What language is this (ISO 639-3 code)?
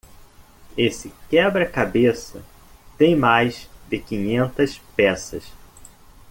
por